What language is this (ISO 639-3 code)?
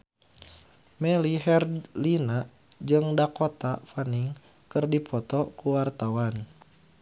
sun